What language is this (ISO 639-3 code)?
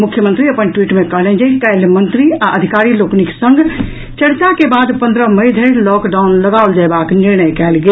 mai